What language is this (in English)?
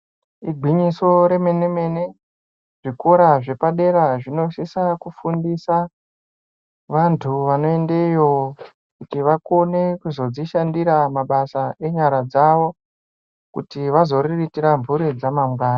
Ndau